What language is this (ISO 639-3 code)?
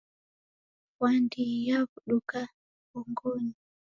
dav